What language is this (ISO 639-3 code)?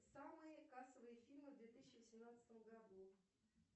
rus